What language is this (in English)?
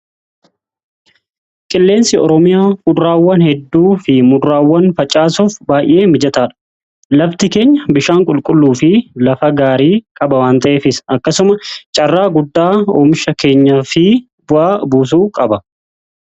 Oromo